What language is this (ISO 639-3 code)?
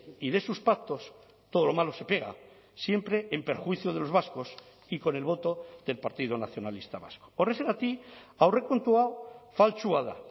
spa